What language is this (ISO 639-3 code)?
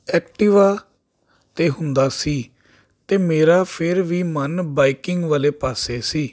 pan